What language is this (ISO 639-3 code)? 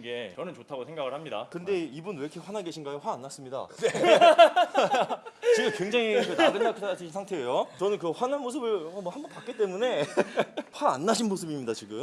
kor